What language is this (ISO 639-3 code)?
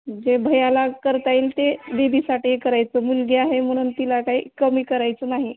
mar